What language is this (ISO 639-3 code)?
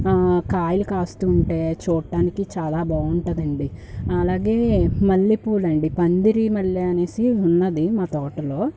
tel